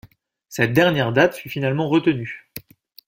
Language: French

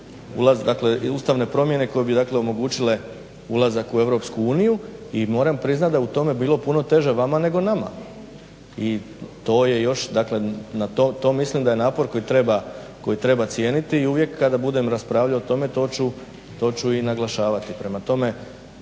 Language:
Croatian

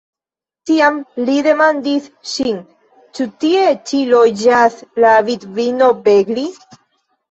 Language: Esperanto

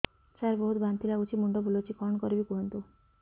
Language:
Odia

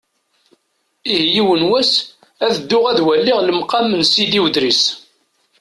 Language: Kabyle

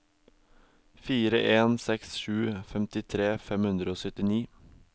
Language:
Norwegian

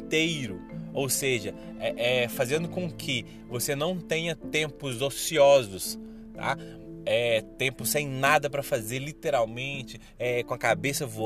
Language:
Portuguese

